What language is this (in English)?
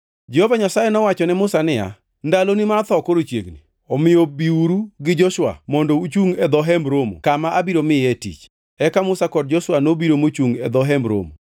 Luo (Kenya and Tanzania)